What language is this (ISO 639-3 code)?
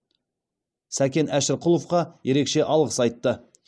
kaz